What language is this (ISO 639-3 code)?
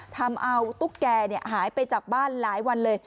tha